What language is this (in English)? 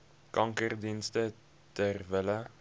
Afrikaans